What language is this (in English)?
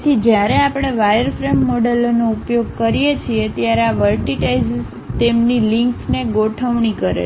Gujarati